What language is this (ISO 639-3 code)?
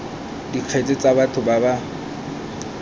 tsn